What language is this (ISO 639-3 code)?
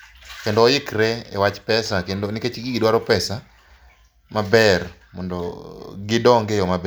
luo